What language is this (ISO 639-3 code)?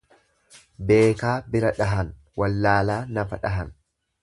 orm